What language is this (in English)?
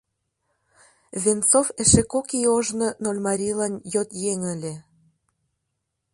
Mari